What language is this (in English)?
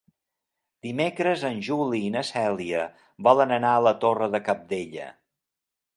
Catalan